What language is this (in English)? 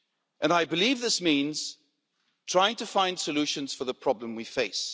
English